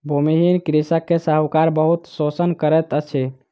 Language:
Maithili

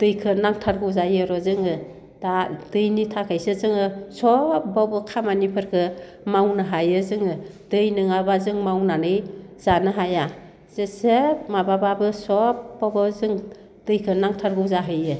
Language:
Bodo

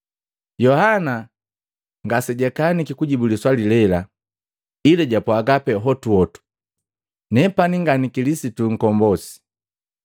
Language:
Matengo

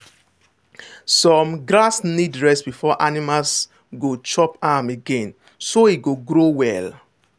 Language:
Nigerian Pidgin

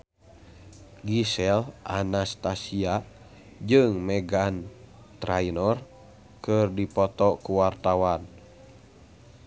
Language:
Sundanese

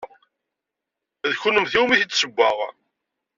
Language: Kabyle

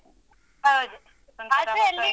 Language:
Kannada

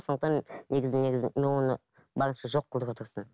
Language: Kazakh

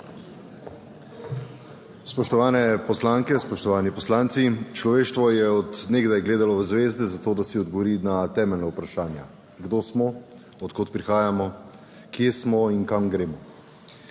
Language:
Slovenian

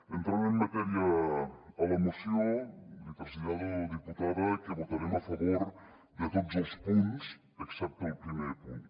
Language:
Catalan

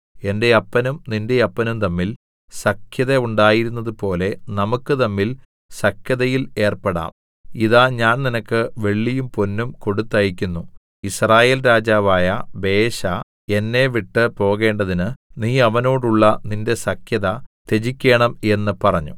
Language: Malayalam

